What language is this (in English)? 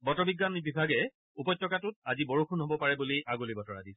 Assamese